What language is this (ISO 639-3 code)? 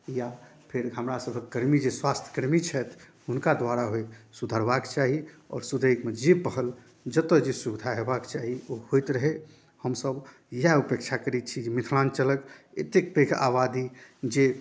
mai